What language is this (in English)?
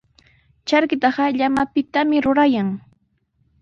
Sihuas Ancash Quechua